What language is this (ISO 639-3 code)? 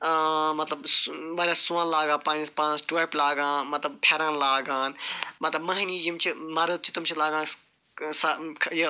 kas